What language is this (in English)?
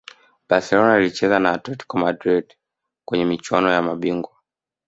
Swahili